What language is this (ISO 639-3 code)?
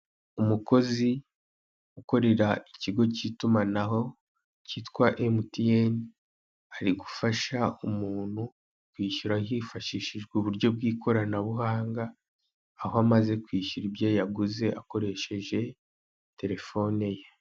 kin